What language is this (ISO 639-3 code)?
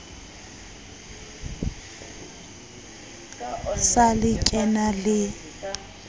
sot